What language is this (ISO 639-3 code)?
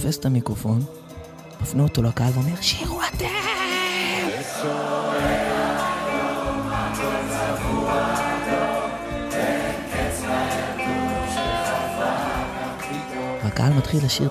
heb